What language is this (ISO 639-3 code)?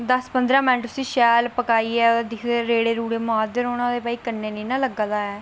doi